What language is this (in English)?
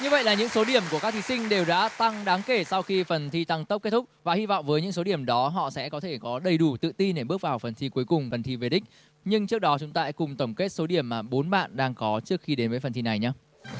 Vietnamese